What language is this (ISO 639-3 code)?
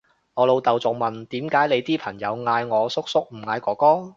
yue